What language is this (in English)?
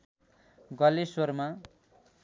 Nepali